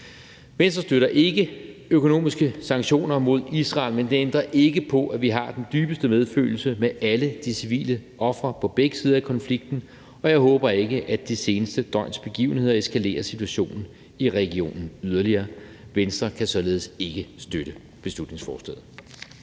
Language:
Danish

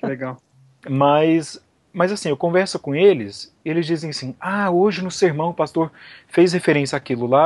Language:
Portuguese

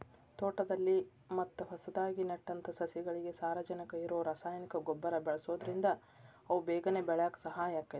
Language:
Kannada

